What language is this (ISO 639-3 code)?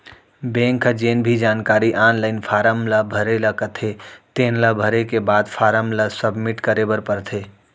hne